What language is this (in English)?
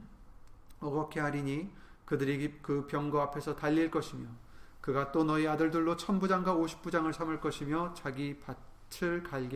Korean